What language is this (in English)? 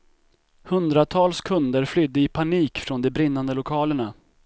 Swedish